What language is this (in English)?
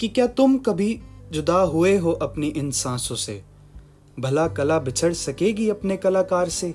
Hindi